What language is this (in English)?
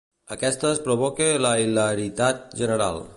Catalan